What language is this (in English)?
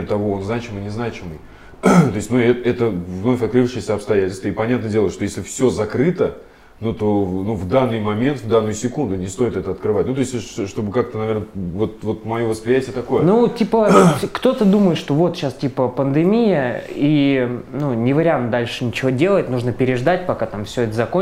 Russian